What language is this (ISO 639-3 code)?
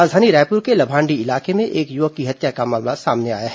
hin